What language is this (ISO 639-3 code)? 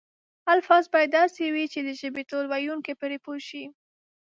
pus